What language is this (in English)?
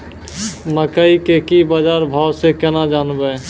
Maithili